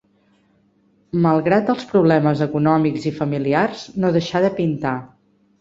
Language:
Catalan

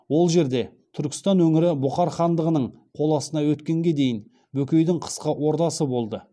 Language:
Kazakh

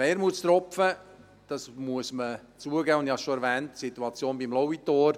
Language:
Swiss German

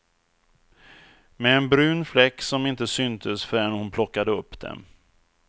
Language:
Swedish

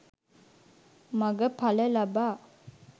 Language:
Sinhala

